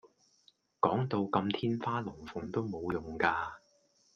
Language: Cantonese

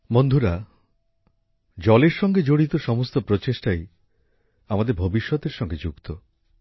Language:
Bangla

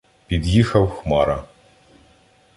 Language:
Ukrainian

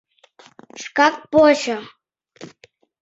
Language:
Mari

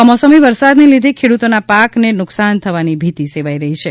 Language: Gujarati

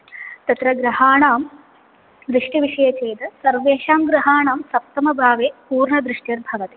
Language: Sanskrit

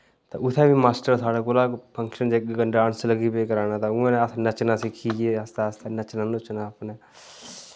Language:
Dogri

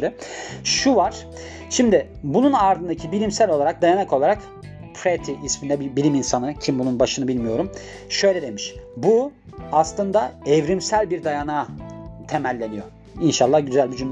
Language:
Turkish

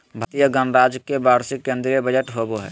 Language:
Magahi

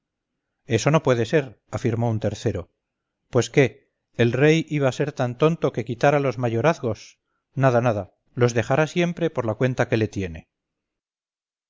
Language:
Spanish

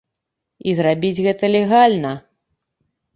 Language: Belarusian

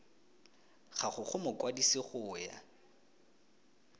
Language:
Tswana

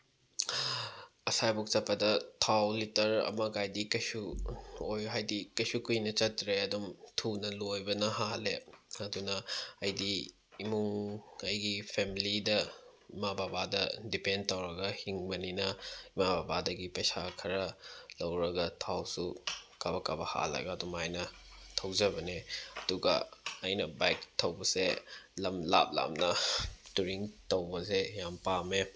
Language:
Manipuri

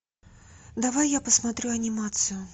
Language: Russian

